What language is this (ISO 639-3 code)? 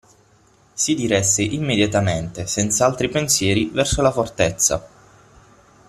ita